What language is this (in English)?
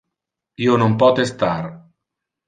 Interlingua